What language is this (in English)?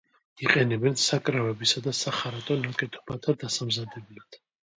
Georgian